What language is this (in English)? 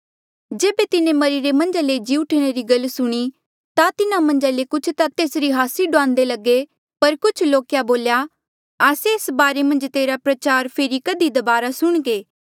Mandeali